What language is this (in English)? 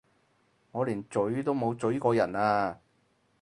Cantonese